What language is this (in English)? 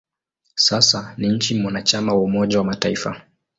Swahili